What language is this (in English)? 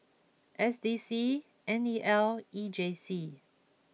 English